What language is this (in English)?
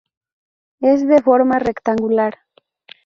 Spanish